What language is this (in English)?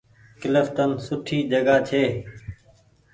Goaria